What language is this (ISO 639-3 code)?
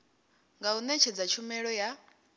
ven